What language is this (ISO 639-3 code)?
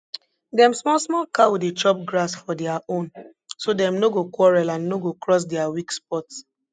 pcm